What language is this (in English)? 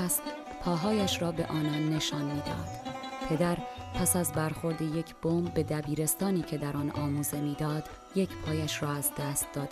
Persian